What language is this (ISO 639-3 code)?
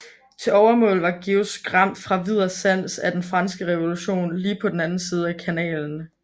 dan